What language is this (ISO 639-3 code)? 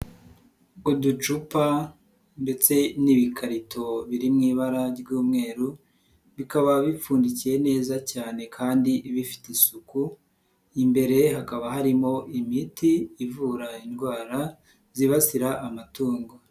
kin